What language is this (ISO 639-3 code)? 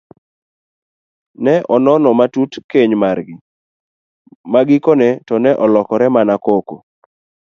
luo